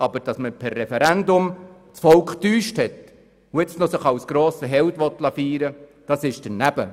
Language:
Swiss German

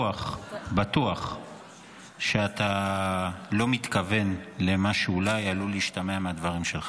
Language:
Hebrew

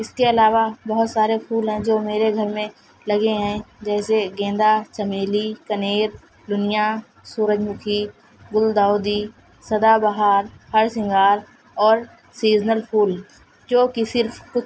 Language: Urdu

